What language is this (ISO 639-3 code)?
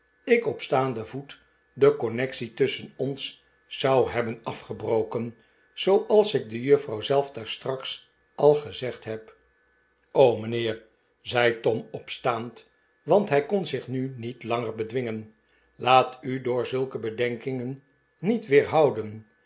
nld